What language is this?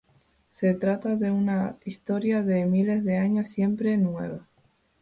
Spanish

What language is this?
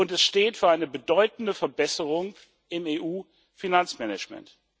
German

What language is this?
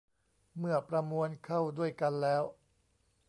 Thai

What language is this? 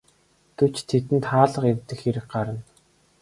Mongolian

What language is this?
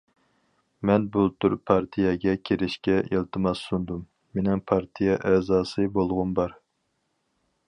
Uyghur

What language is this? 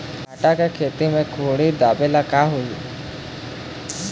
Chhattisgarhi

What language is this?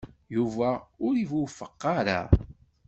Kabyle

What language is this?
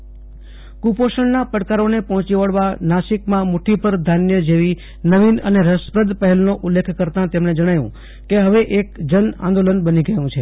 Gujarati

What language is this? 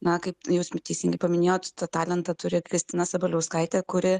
Lithuanian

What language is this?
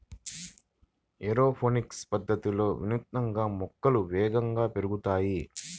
Telugu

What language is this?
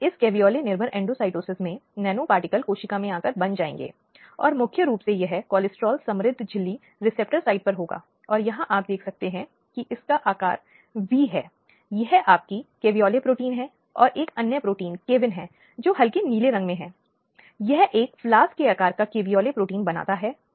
Hindi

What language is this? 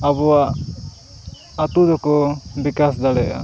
Santali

